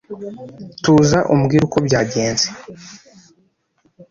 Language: Kinyarwanda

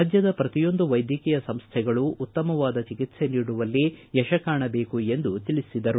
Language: Kannada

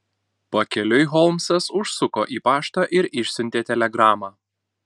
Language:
Lithuanian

